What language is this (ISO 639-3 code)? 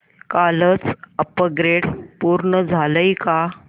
mar